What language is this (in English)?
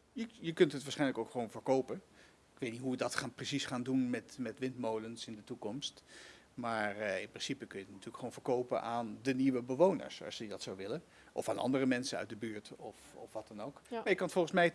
Dutch